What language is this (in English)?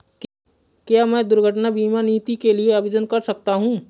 Hindi